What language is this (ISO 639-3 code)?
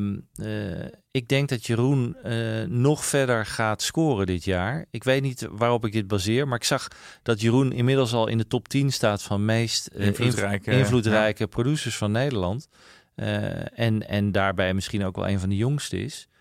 nld